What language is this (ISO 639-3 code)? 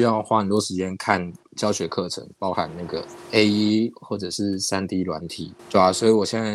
zho